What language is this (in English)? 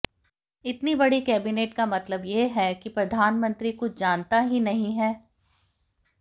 Hindi